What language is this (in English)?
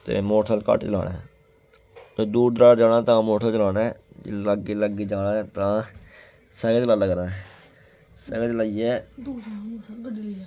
Dogri